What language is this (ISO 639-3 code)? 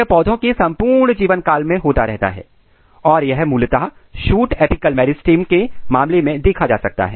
hin